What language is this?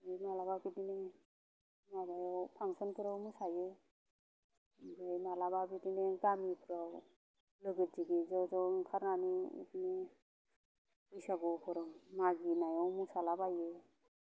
Bodo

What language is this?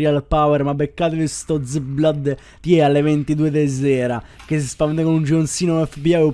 Italian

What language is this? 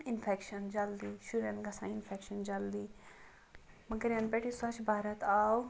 Kashmiri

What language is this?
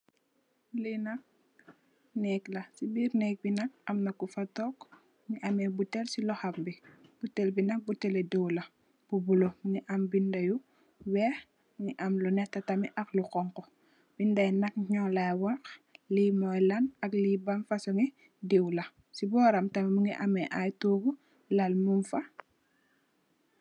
Wolof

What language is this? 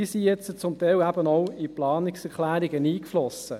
Swiss German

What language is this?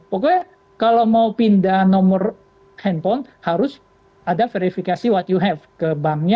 Indonesian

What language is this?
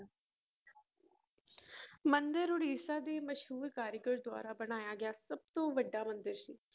Punjabi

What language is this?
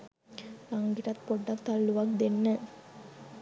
Sinhala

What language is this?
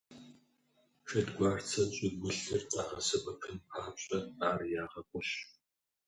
Kabardian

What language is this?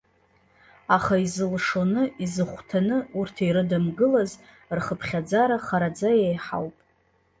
Abkhazian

